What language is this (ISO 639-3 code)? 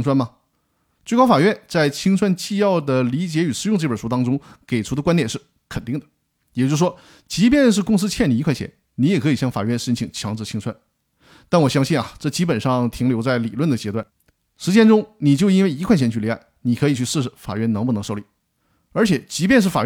zho